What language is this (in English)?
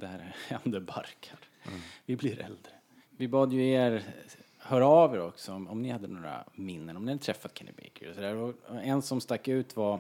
Swedish